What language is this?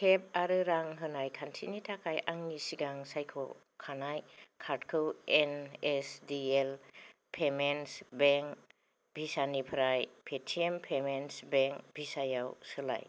Bodo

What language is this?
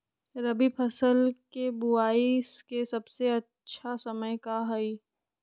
Magahi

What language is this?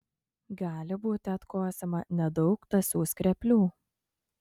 Lithuanian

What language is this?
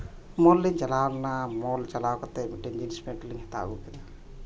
Santali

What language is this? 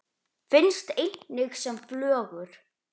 Icelandic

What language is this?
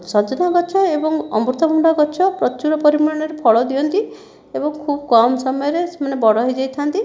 Odia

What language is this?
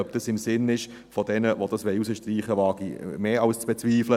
Swiss German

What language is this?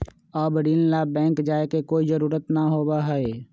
Magahi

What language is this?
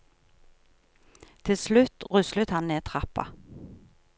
Norwegian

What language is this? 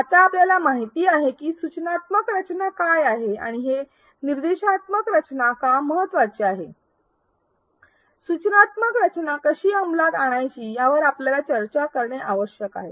Marathi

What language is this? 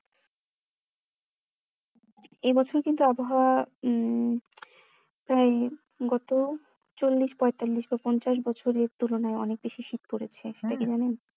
Bangla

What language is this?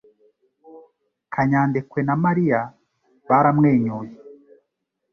Kinyarwanda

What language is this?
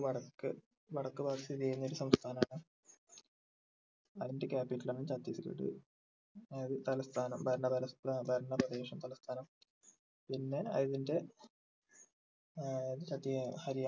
Malayalam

